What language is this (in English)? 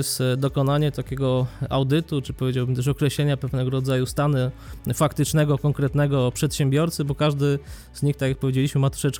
Polish